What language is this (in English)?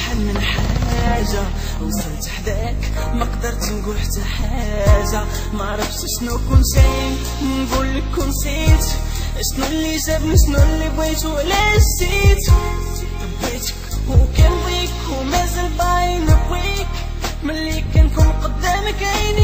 Arabic